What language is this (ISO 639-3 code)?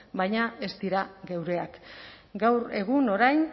eus